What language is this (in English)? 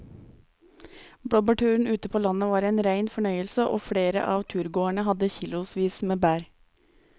Norwegian